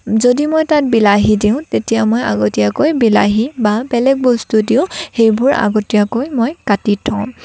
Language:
Assamese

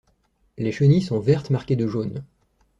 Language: French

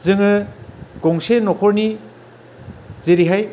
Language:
Bodo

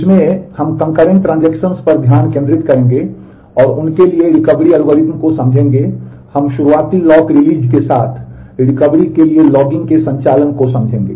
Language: Hindi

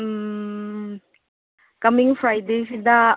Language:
Manipuri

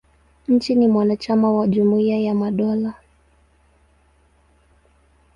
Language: Swahili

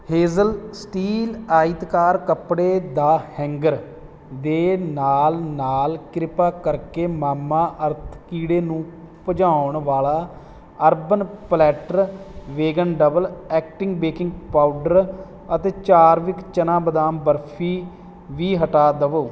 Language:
Punjabi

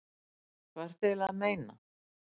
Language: Icelandic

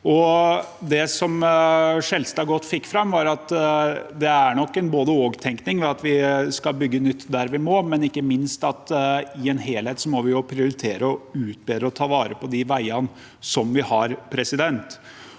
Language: Norwegian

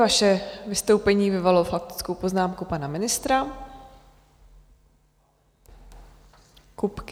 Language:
Czech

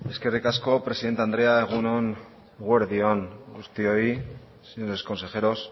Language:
Basque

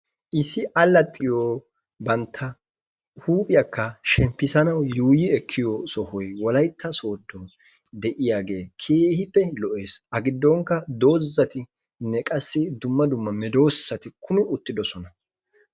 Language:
Wolaytta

